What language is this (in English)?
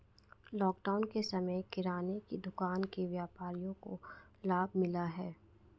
Hindi